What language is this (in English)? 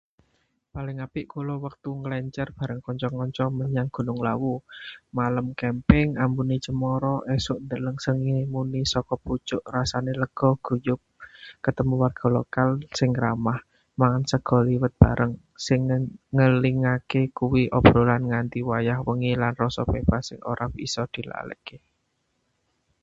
Javanese